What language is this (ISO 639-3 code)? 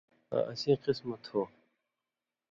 mvy